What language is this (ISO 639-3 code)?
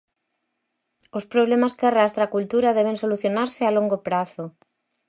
glg